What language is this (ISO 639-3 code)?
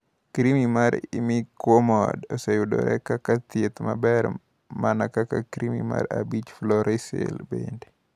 luo